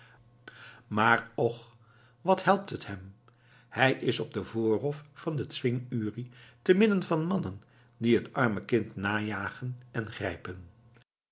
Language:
Dutch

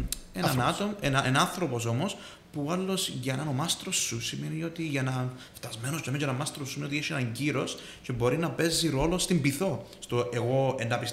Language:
Greek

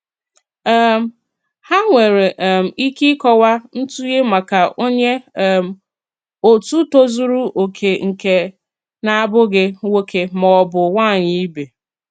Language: Igbo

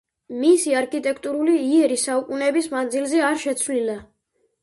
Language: Georgian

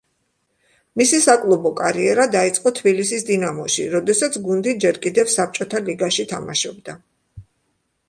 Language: Georgian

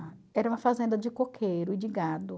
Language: Portuguese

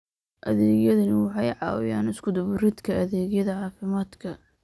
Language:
Somali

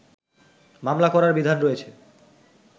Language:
Bangla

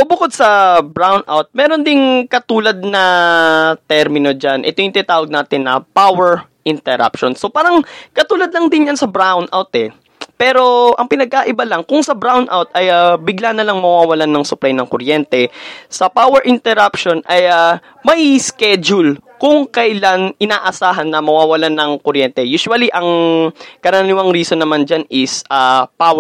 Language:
Filipino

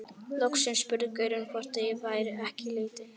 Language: Icelandic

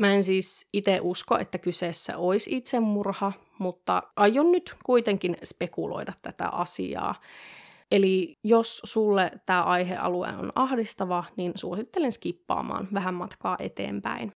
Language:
Finnish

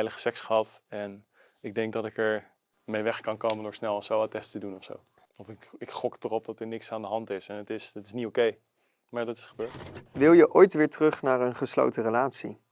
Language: Dutch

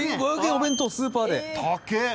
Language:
Japanese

